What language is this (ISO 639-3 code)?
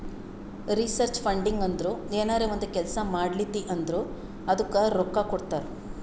kan